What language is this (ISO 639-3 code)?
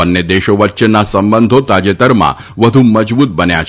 guj